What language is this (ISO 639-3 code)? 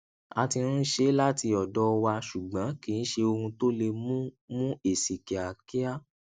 yor